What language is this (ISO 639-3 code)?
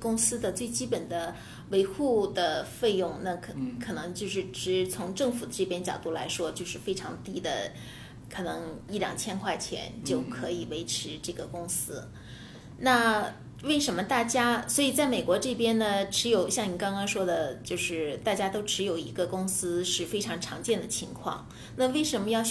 zho